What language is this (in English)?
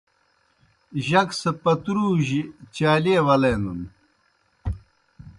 Kohistani Shina